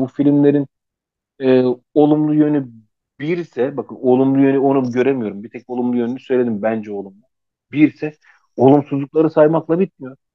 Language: Turkish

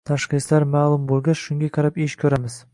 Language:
Uzbek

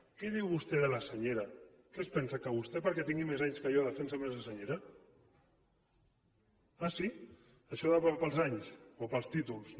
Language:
Catalan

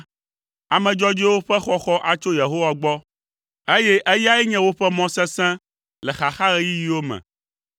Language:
Ewe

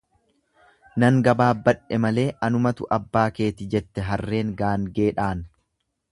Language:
Oromo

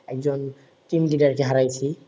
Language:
Bangla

